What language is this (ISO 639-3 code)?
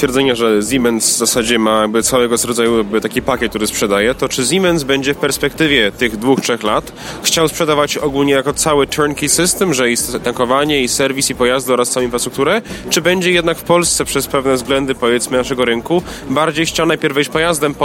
pol